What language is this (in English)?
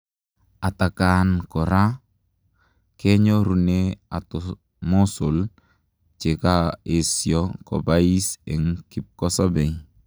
Kalenjin